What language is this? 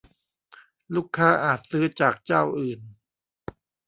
Thai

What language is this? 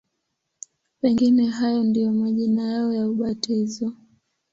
Swahili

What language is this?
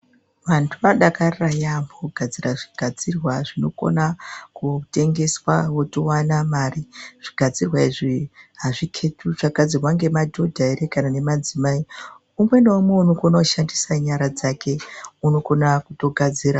Ndau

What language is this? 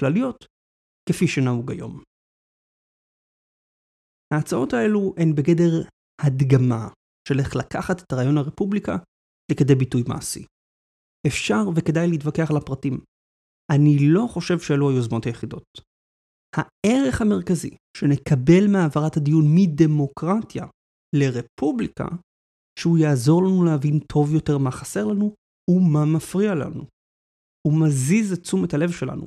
Hebrew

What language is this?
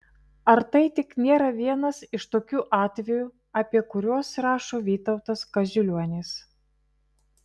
Lithuanian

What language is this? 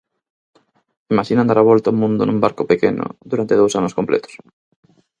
Galician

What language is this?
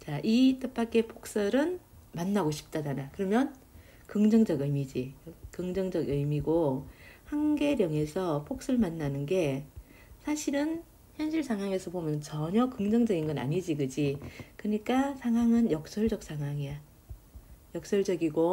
Korean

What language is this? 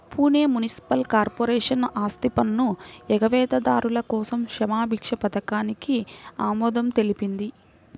Telugu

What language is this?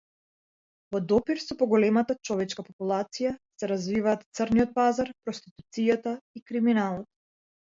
Macedonian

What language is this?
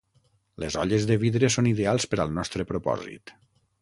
Catalan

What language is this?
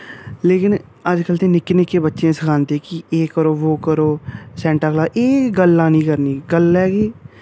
Dogri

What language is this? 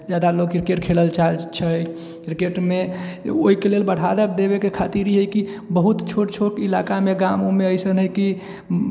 Maithili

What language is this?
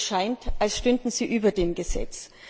German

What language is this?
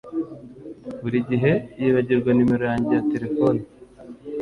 Kinyarwanda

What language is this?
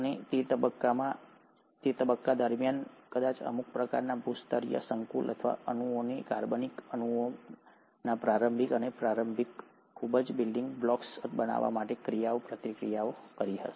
Gujarati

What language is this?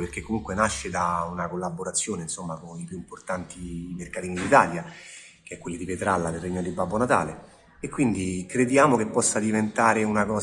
Italian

